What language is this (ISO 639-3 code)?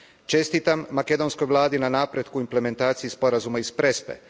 hrv